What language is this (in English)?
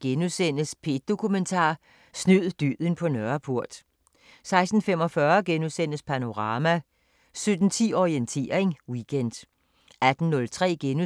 Danish